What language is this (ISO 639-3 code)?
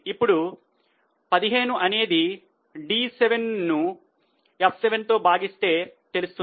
tel